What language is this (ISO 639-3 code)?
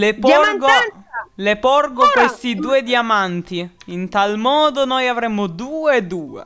ita